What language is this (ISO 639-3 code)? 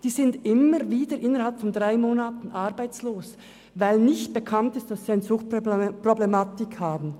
gsw